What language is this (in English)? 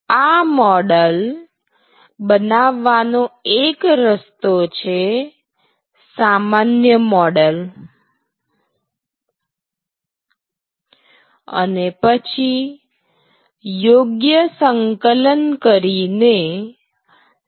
Gujarati